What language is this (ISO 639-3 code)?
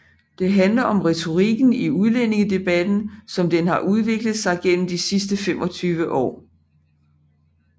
dan